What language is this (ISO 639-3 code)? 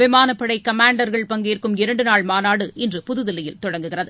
tam